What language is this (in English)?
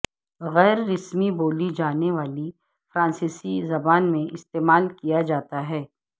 Urdu